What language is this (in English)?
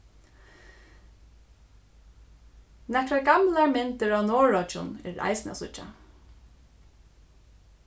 Faroese